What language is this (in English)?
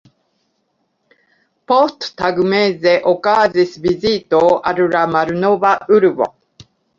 Esperanto